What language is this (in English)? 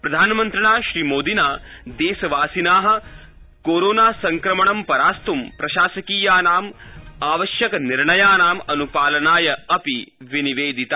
Sanskrit